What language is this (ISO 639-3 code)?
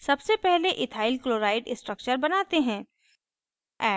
hin